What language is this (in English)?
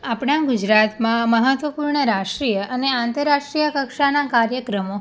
Gujarati